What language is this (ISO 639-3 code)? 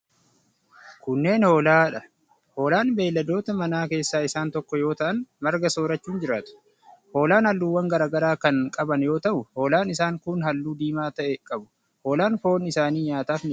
orm